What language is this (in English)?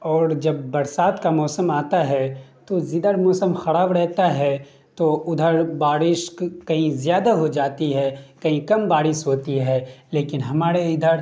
Urdu